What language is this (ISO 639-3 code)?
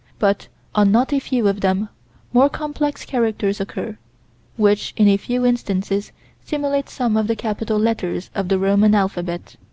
eng